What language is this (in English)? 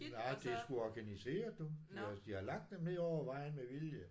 Danish